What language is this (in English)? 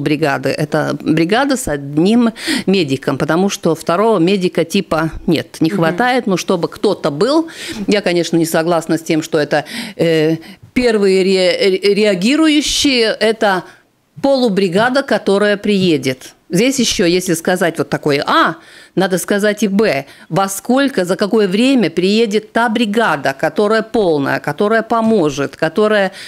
Russian